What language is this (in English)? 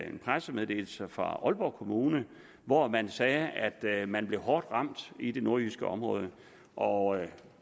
Danish